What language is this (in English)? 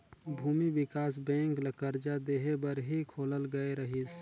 Chhattisgarhi